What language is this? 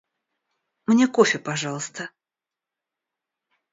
Russian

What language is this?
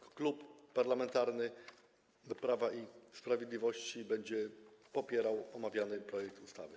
Polish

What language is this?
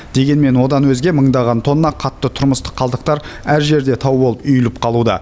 Kazakh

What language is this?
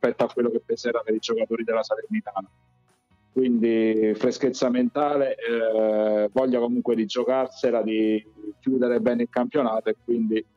Italian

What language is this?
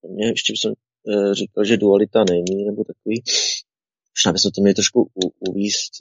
Czech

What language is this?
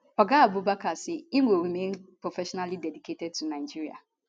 Nigerian Pidgin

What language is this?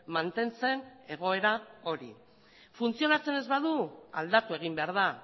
Basque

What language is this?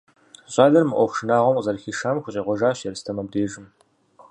Kabardian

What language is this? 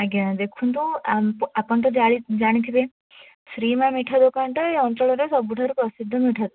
Odia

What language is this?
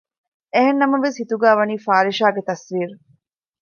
Divehi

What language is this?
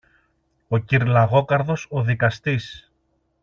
Greek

